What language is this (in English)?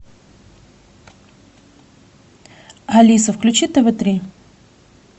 Russian